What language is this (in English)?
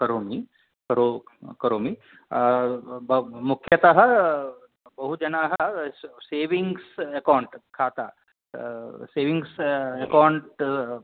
Sanskrit